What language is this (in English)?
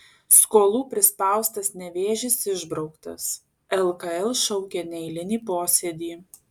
Lithuanian